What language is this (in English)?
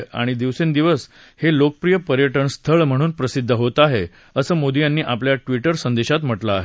Marathi